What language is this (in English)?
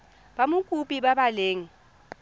Tswana